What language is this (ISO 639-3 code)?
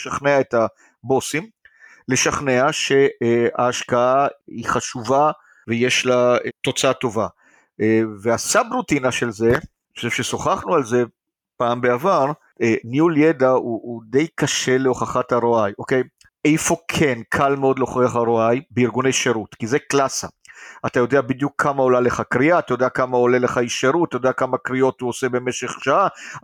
heb